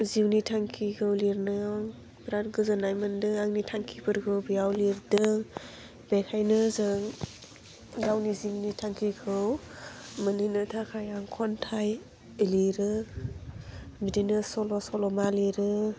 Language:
Bodo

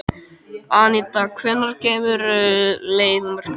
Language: Icelandic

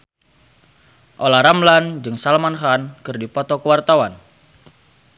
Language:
Sundanese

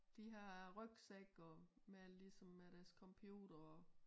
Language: Danish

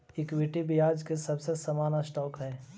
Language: Magahi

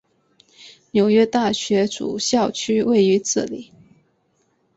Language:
Chinese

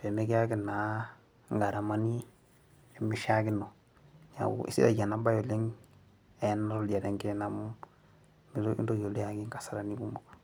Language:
Masai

